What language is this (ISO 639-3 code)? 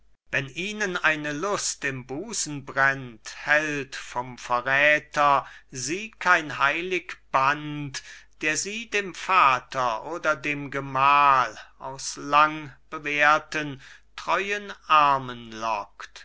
deu